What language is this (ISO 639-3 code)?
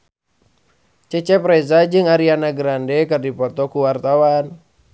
sun